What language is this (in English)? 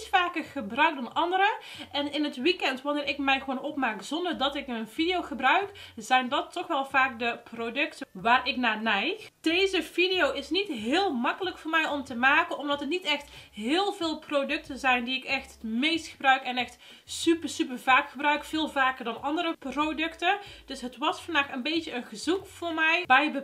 Dutch